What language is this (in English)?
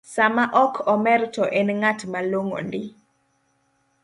Luo (Kenya and Tanzania)